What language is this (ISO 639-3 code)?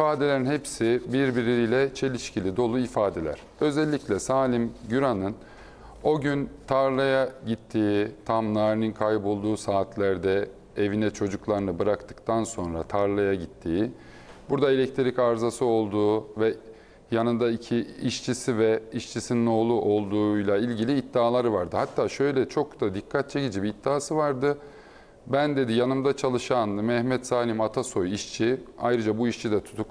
tur